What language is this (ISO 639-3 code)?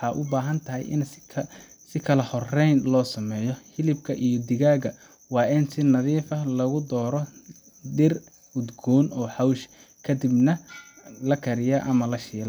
som